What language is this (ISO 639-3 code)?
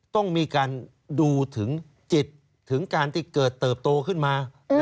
tha